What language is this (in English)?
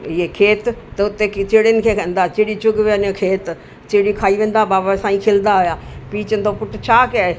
Sindhi